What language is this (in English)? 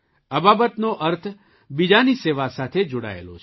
Gujarati